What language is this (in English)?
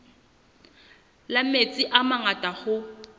Southern Sotho